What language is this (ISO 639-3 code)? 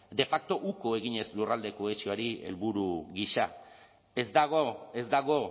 eus